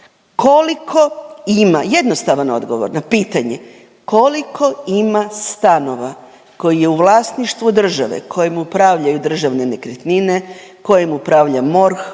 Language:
Croatian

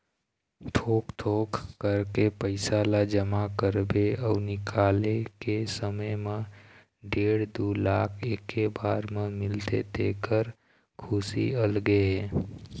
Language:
Chhattisgarhi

